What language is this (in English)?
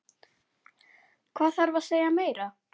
Icelandic